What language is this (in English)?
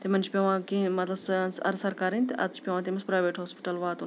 Kashmiri